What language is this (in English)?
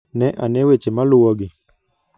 Luo (Kenya and Tanzania)